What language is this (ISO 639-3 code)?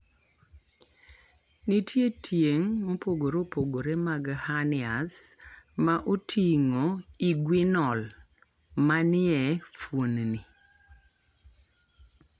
luo